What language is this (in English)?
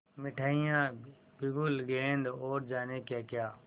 Hindi